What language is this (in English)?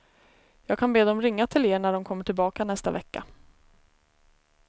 Swedish